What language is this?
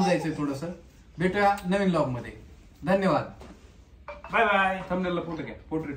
Romanian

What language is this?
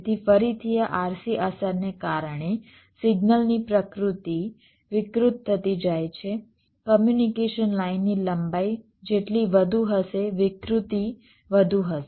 Gujarati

